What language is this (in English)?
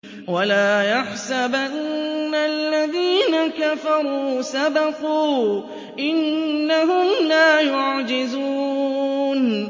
Arabic